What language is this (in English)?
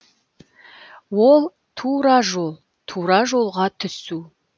Kazakh